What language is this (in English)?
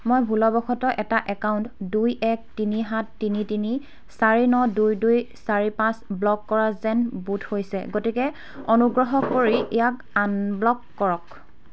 Assamese